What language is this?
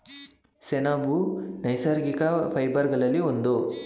Kannada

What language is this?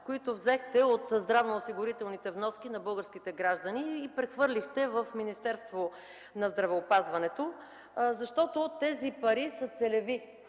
Bulgarian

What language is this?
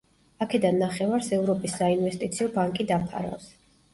Georgian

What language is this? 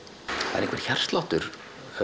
Icelandic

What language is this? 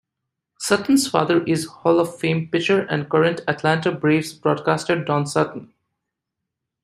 English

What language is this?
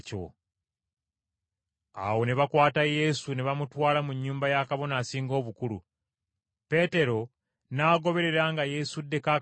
Ganda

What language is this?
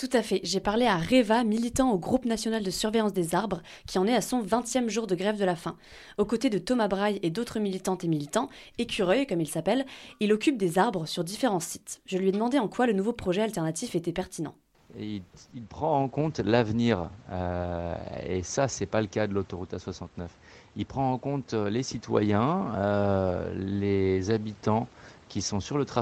French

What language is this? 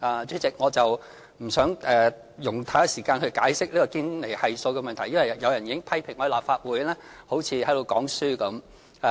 Cantonese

